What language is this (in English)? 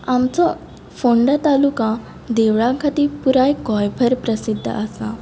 Konkani